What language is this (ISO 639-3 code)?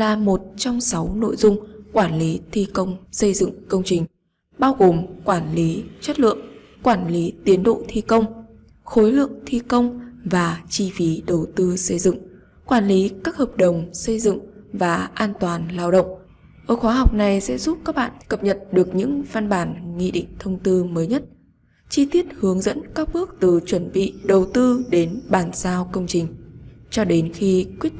vie